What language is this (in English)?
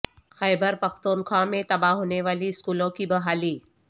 Urdu